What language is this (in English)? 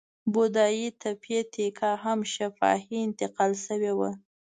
Pashto